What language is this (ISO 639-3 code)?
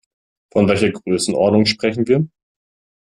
deu